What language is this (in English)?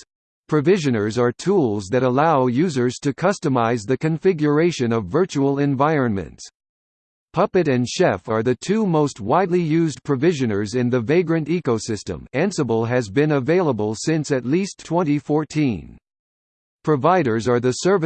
English